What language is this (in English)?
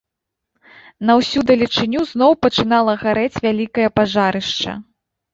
Belarusian